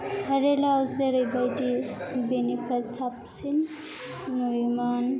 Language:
Bodo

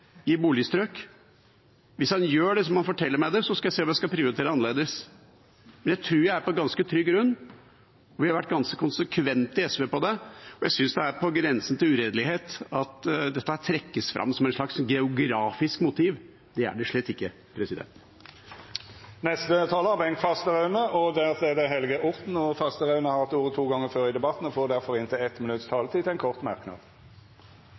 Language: Norwegian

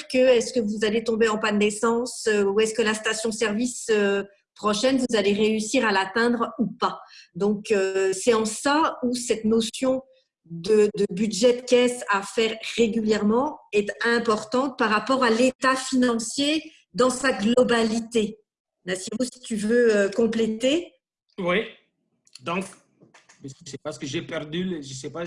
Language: French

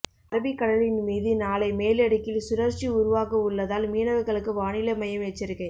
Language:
Tamil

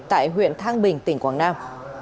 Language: Vietnamese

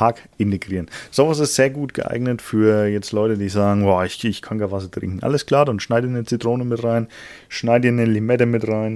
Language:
German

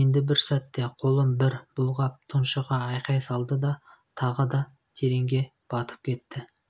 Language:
Kazakh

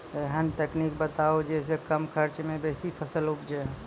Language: Maithili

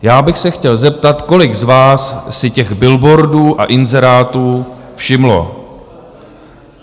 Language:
Czech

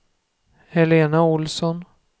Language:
Swedish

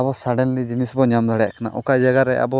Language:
Santali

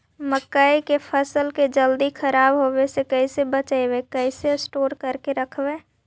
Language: Magahi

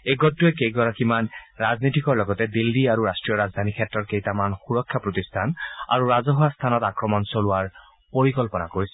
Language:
Assamese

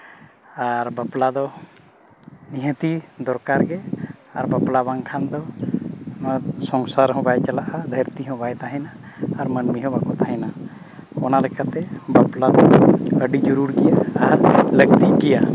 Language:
Santali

